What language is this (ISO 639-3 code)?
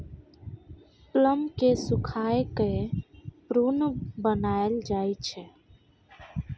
mai